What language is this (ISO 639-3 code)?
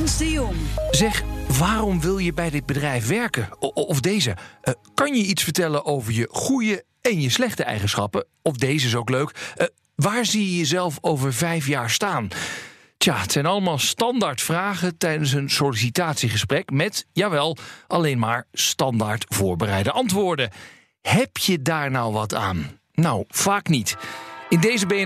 nld